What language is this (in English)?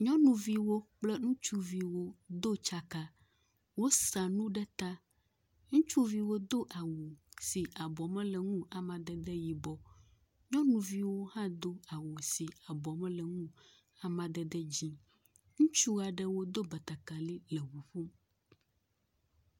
Ewe